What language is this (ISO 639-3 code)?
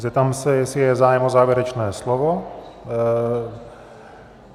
ces